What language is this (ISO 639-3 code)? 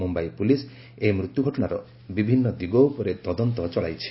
ori